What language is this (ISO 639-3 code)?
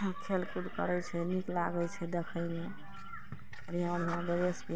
mai